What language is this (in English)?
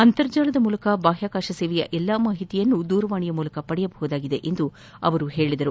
Kannada